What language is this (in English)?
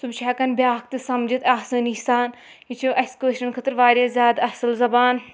Kashmiri